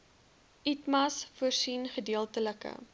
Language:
Afrikaans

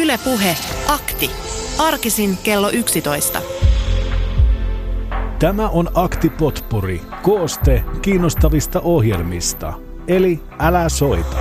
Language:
Finnish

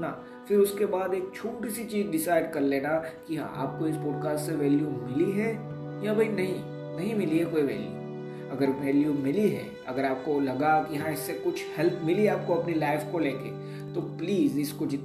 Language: Hindi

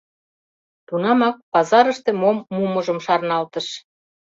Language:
Mari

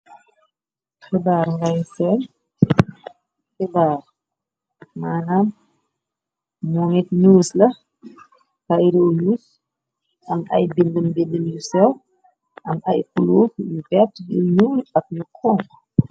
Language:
Wolof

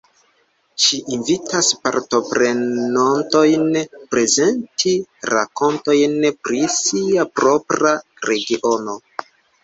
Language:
Esperanto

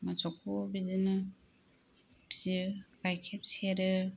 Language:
Bodo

